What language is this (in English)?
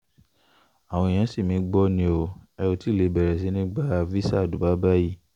Yoruba